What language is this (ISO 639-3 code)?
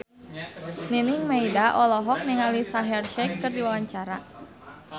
sun